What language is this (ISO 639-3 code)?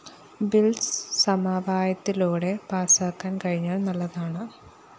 mal